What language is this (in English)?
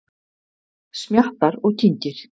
Icelandic